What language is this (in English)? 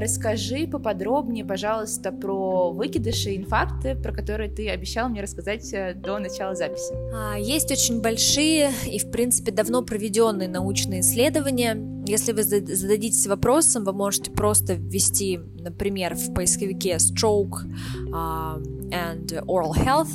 Russian